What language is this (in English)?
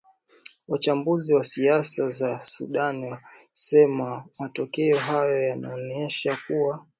Swahili